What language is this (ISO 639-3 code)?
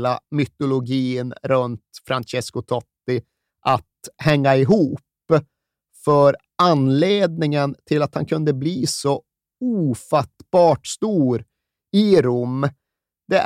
swe